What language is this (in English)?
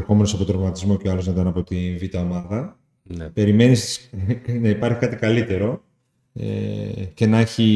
Greek